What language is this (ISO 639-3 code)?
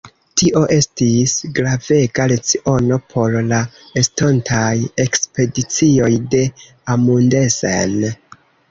epo